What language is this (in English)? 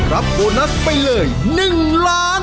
Thai